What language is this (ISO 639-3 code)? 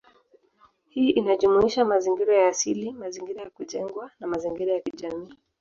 swa